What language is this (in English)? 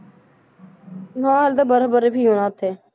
Punjabi